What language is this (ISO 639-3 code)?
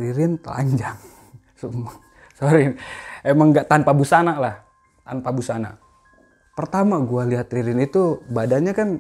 ind